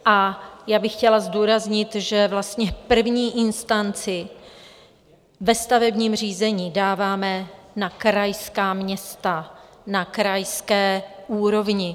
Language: Czech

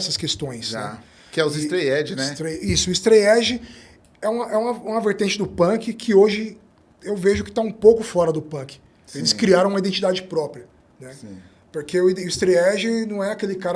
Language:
Portuguese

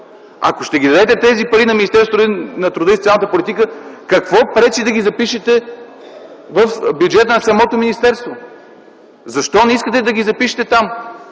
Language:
Bulgarian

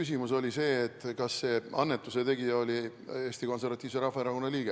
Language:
Estonian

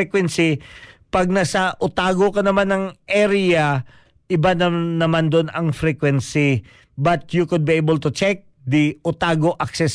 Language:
Filipino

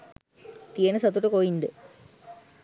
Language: Sinhala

